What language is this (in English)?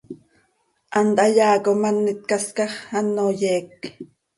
Seri